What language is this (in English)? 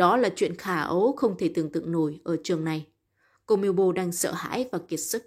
Vietnamese